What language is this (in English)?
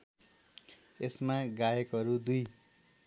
Nepali